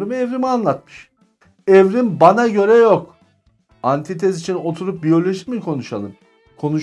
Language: Turkish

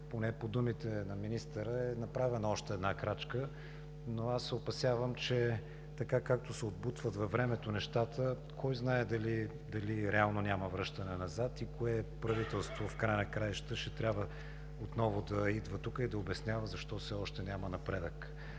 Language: Bulgarian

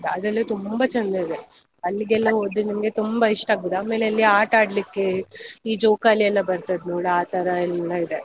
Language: Kannada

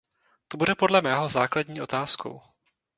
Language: Czech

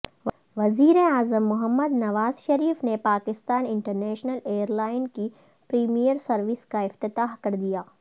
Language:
Urdu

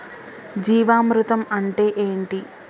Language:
Telugu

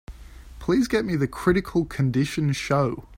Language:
English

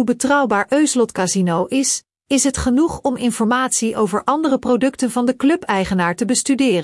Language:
Dutch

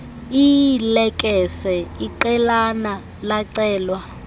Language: Xhosa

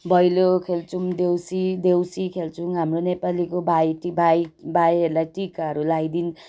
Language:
Nepali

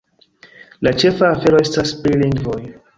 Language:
Esperanto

